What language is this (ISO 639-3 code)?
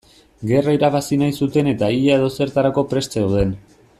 eus